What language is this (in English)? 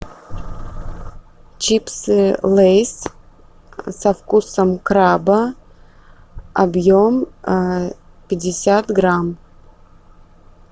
Russian